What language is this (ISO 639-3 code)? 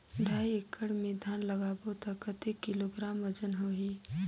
hne